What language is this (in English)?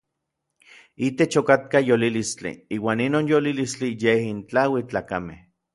Orizaba Nahuatl